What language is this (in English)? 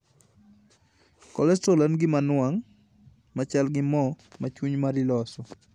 Luo (Kenya and Tanzania)